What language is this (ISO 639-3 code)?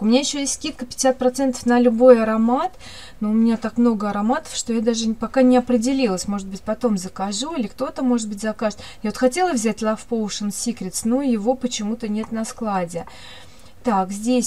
rus